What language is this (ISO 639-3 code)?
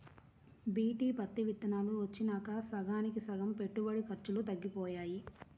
tel